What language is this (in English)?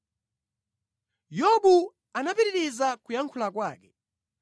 Nyanja